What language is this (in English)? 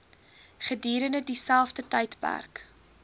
Afrikaans